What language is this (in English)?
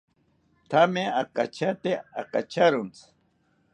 South Ucayali Ashéninka